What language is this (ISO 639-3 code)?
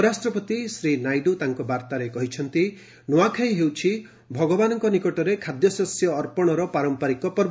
ori